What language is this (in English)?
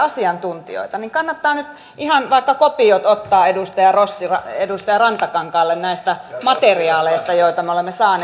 Finnish